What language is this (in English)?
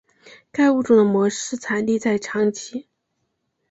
Chinese